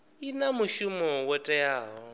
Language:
Venda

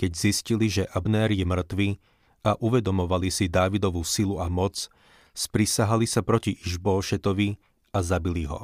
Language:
Slovak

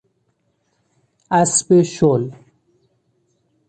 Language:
Persian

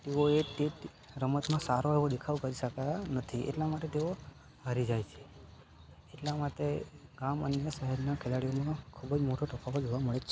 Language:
Gujarati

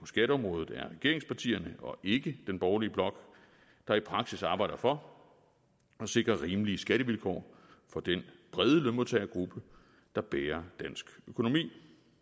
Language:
Danish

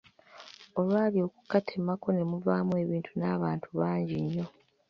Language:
Ganda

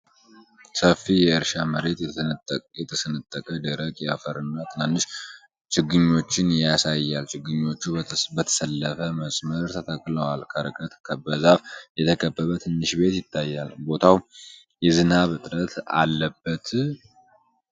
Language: Amharic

